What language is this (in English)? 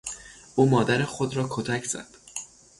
Persian